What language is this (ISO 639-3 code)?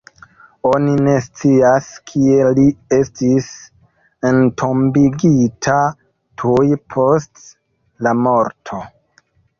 epo